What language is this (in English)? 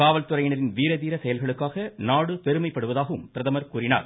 Tamil